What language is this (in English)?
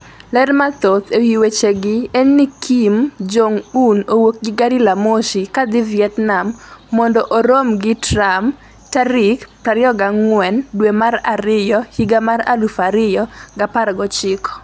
Luo (Kenya and Tanzania)